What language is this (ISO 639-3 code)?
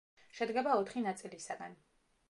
kat